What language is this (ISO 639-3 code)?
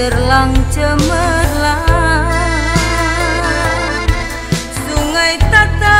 ind